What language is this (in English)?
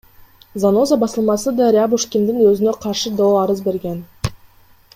Kyrgyz